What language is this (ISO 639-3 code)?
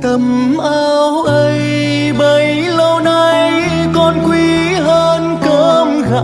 vie